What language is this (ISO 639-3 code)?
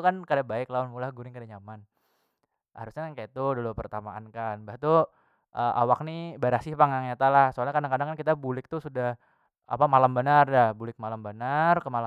bjn